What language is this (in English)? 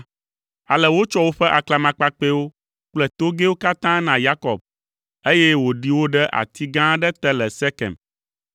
Ewe